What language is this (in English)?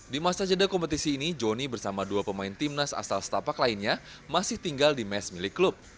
Indonesian